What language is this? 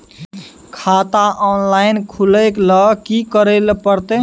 Maithili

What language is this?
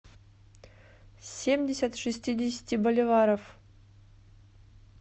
Russian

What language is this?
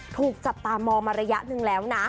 Thai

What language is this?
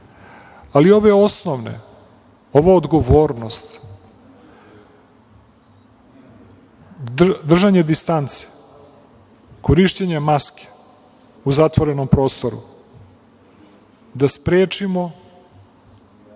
Serbian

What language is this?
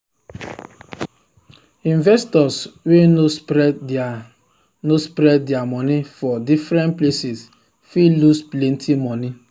Nigerian Pidgin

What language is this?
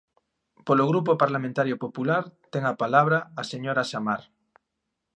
Galician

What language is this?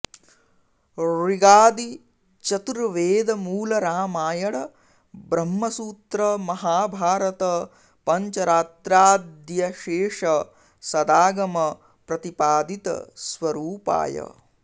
Sanskrit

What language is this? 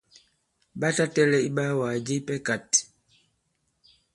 Bankon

